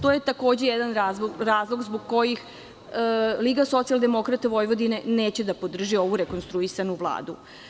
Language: Serbian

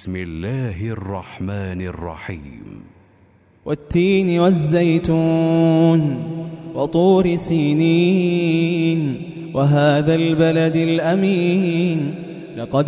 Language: Arabic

